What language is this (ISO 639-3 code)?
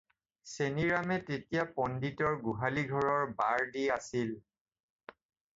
asm